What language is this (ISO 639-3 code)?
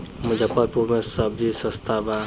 bho